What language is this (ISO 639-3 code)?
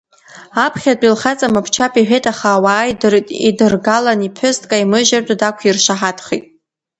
abk